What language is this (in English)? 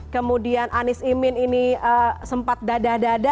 Indonesian